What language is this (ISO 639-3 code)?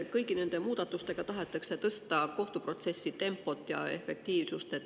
est